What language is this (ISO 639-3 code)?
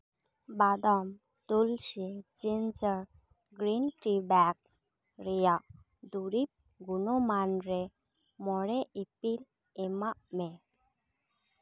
sat